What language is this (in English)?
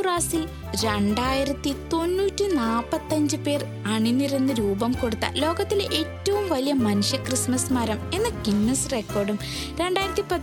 Malayalam